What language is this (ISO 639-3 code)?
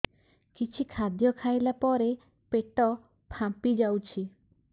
ori